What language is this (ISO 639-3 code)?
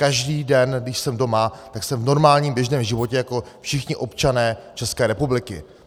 ces